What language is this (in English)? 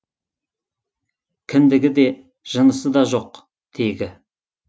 Kazakh